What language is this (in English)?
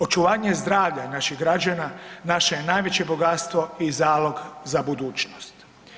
Croatian